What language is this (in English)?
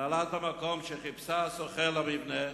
Hebrew